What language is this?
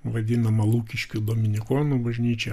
Lithuanian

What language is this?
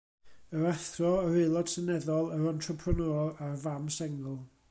Welsh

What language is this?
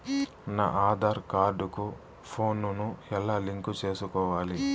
Telugu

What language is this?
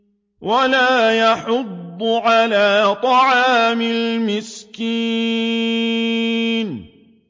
Arabic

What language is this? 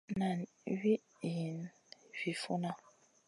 Masana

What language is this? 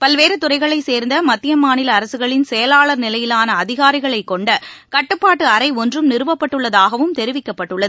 Tamil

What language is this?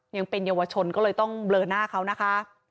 Thai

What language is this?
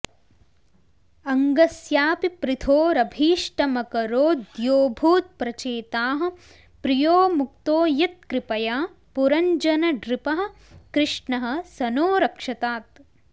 Sanskrit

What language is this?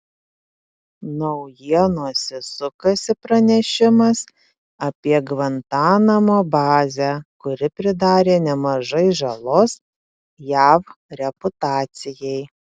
Lithuanian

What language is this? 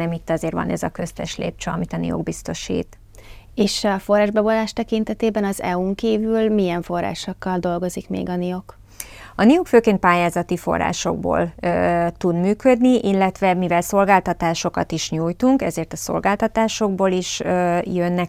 Hungarian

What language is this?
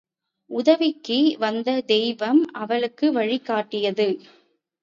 Tamil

